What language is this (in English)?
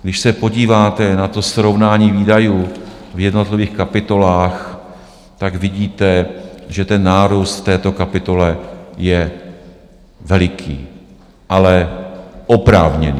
Czech